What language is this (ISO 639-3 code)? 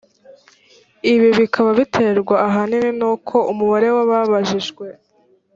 kin